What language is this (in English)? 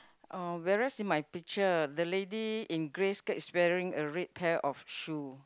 English